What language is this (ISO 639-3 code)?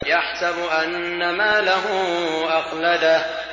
ara